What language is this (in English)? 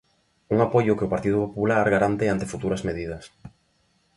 Galician